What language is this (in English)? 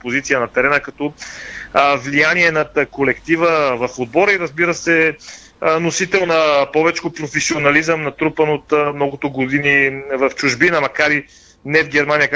Bulgarian